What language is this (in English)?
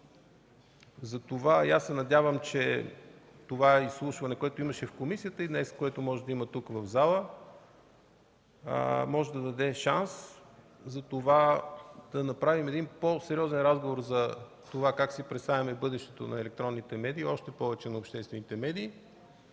Bulgarian